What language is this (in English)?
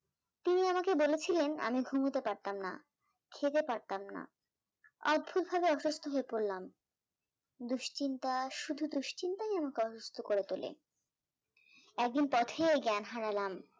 Bangla